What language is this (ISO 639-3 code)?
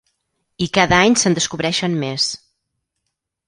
cat